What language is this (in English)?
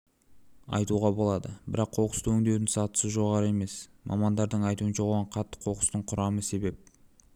Kazakh